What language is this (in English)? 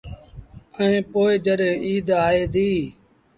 Sindhi Bhil